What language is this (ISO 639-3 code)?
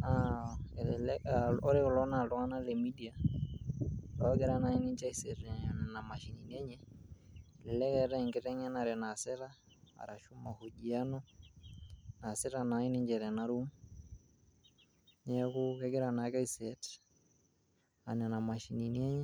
mas